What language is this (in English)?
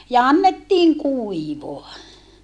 Finnish